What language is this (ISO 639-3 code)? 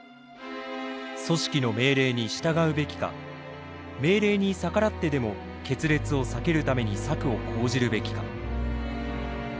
jpn